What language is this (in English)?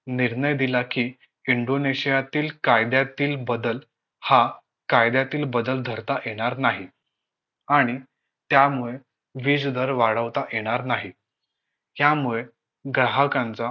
Marathi